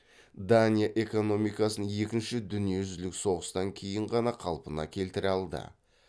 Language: Kazakh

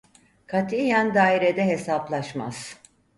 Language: Turkish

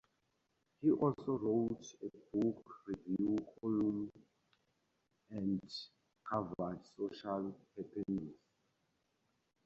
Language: English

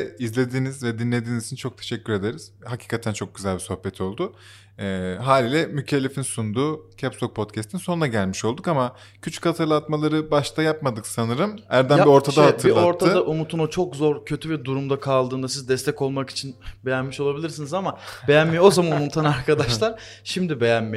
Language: Turkish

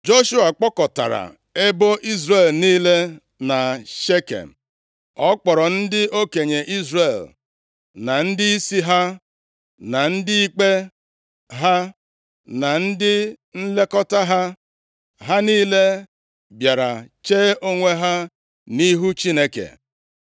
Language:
Igbo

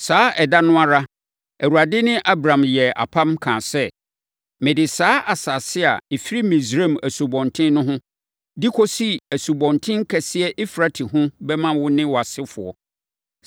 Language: Akan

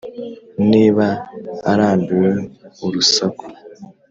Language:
Kinyarwanda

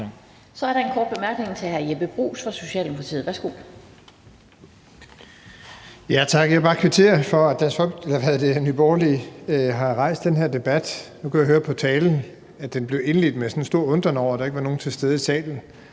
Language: Danish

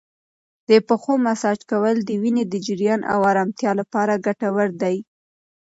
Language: Pashto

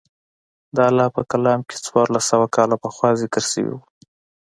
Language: Pashto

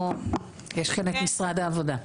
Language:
Hebrew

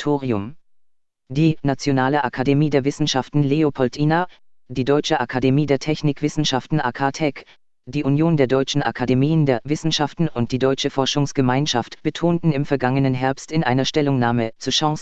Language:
German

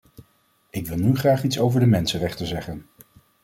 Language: Dutch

